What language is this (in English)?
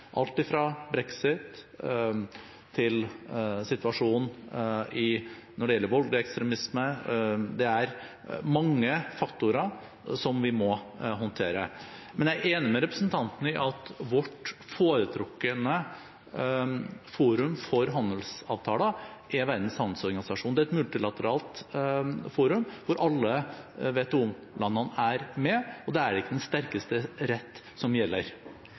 Norwegian Bokmål